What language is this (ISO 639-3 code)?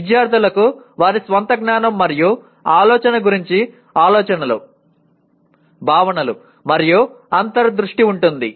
tel